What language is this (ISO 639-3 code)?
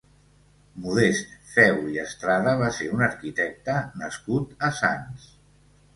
cat